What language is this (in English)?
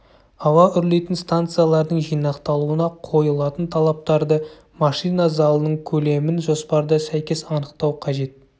Kazakh